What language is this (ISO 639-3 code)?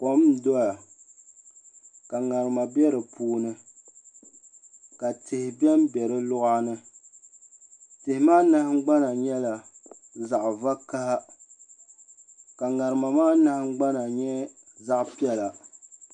dag